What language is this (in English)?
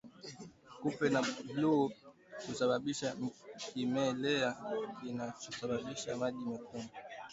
Swahili